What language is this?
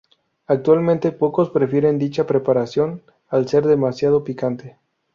Spanish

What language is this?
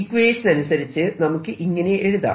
Malayalam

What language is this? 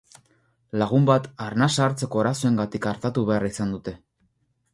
Basque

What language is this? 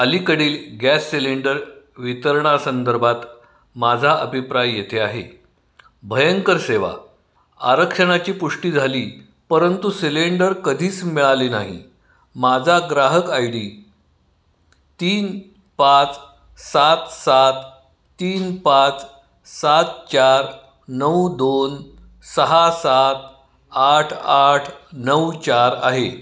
Marathi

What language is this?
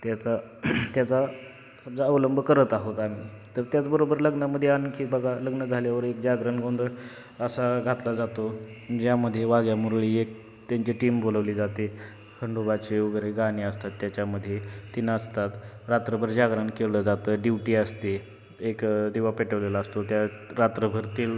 Marathi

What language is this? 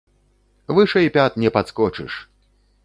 Belarusian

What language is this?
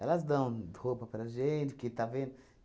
Portuguese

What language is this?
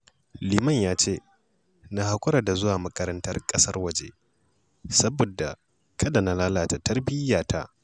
Hausa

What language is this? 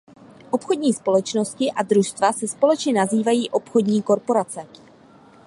Czech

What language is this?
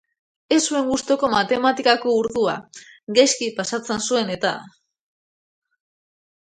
Basque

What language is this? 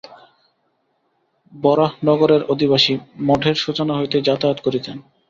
Bangla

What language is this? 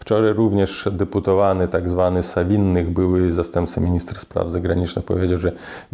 Polish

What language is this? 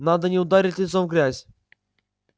Russian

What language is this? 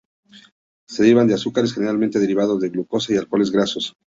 Spanish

